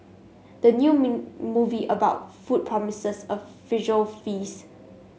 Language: English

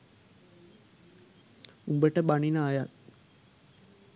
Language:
Sinhala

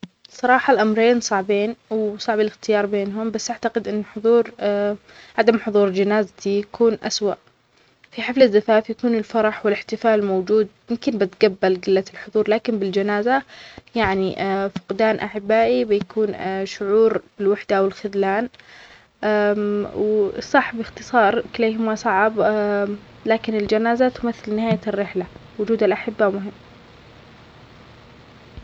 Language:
Omani Arabic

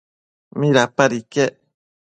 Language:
Matsés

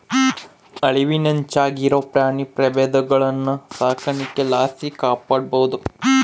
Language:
Kannada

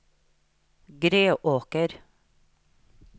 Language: Norwegian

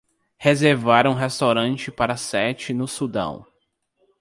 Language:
Portuguese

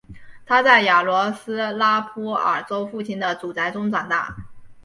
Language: Chinese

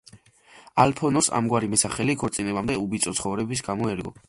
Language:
Georgian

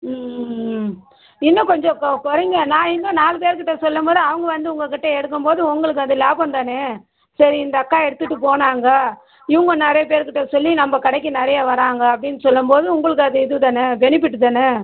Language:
Tamil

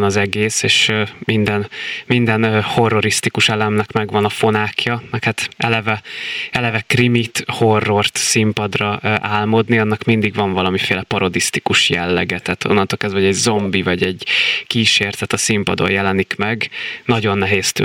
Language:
Hungarian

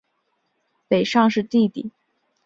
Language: Chinese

